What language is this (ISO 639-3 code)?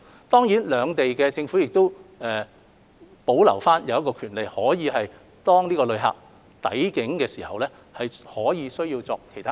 yue